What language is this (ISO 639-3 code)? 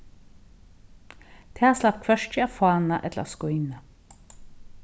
fao